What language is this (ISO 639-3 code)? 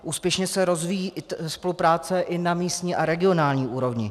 ces